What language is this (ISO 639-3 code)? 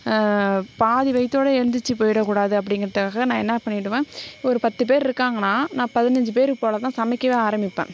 tam